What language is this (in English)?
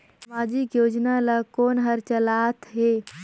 Chhattisgarhi